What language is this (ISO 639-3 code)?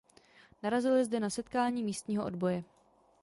ces